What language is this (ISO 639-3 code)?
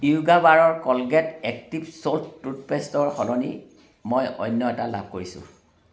asm